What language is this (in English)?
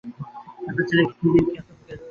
Bangla